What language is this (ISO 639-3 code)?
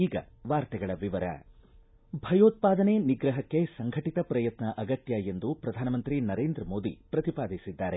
kan